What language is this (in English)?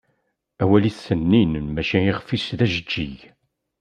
Kabyle